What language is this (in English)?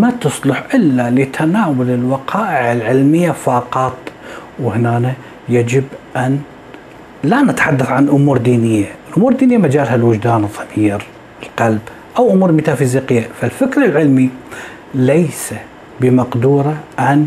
Arabic